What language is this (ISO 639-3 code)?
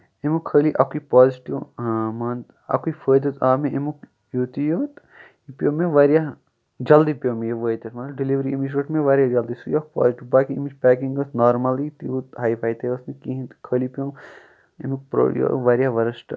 kas